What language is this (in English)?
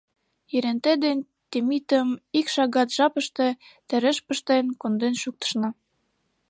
Mari